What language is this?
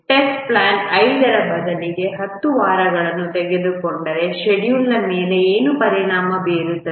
Kannada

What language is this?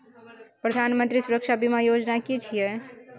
Maithili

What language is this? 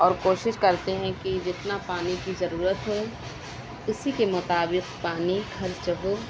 Urdu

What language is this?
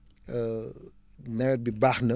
Wolof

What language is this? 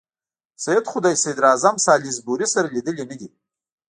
Pashto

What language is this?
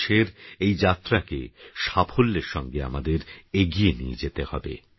Bangla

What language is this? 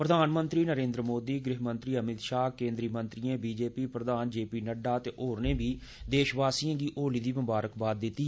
Dogri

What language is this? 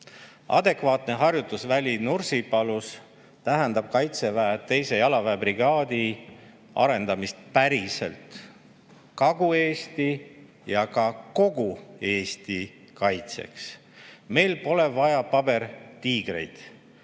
Estonian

